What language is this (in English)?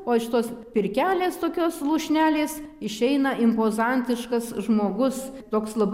Lithuanian